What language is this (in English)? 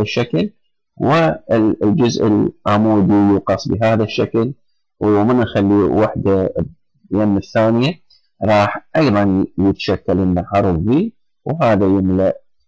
Arabic